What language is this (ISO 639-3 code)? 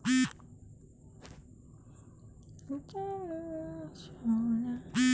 ben